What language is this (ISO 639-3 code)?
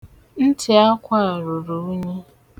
ibo